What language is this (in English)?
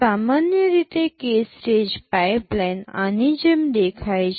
Gujarati